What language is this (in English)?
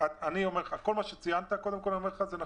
Hebrew